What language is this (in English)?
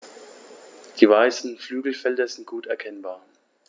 German